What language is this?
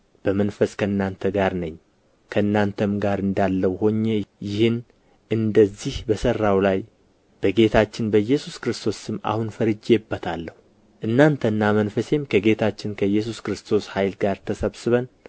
Amharic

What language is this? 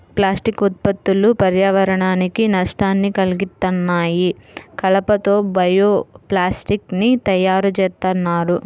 Telugu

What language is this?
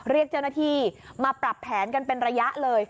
Thai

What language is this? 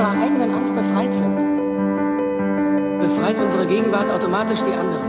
German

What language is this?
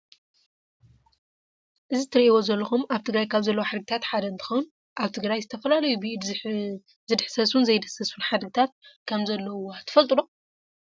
Tigrinya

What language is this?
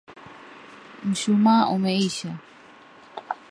Swahili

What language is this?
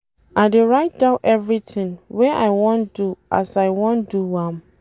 Nigerian Pidgin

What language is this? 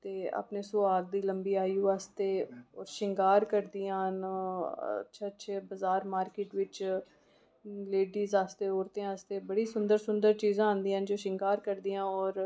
Dogri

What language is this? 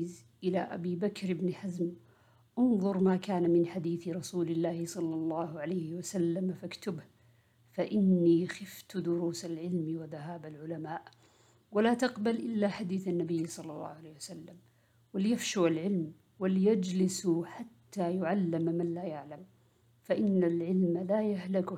Arabic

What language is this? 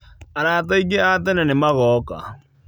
Kikuyu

